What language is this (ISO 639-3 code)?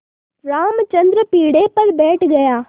hin